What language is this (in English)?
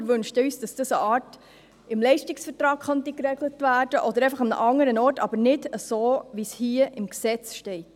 Swiss German